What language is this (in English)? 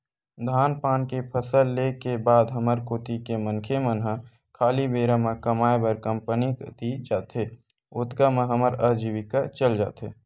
Chhattisgarhi